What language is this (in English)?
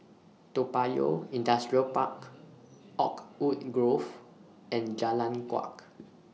English